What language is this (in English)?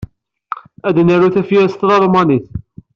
Kabyle